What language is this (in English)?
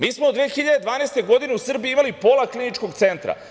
Serbian